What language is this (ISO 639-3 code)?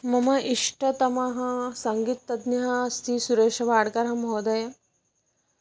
san